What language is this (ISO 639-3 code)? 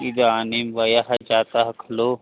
san